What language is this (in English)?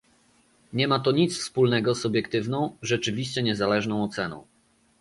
Polish